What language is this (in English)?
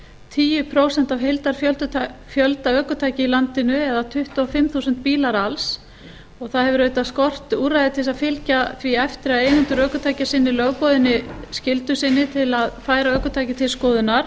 Icelandic